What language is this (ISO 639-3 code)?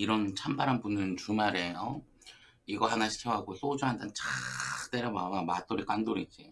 kor